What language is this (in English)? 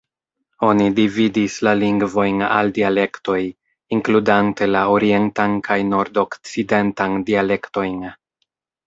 Esperanto